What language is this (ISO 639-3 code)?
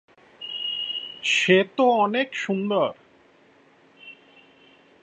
ben